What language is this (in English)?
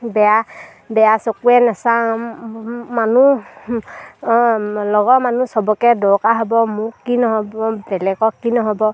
Assamese